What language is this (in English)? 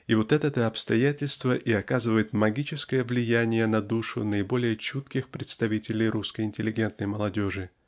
Russian